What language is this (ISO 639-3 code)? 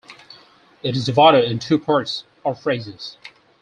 eng